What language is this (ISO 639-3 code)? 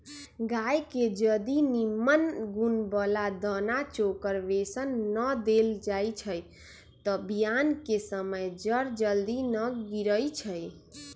mag